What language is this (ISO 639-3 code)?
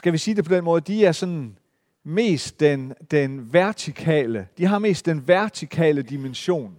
dan